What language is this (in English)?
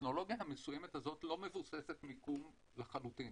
Hebrew